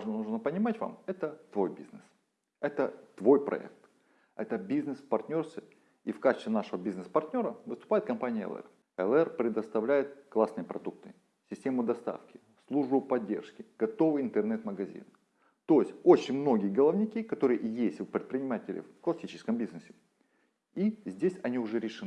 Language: Russian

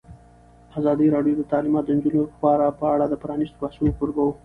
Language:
Pashto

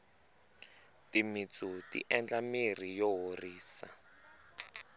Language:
Tsonga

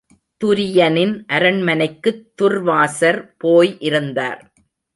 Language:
Tamil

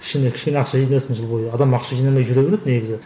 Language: Kazakh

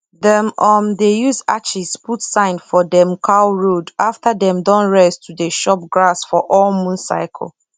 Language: Nigerian Pidgin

